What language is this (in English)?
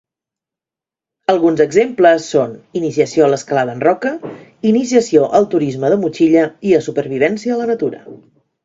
Catalan